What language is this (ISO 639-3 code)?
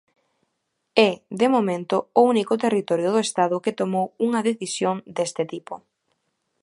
glg